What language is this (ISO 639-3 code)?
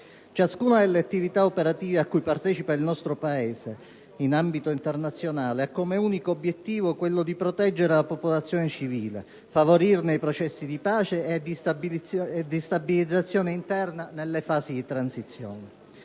ita